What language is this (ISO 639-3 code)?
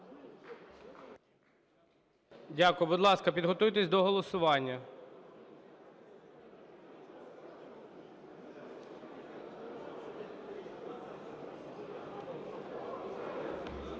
ukr